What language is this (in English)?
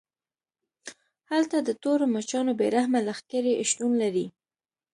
Pashto